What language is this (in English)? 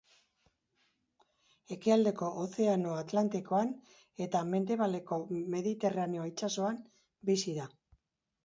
Basque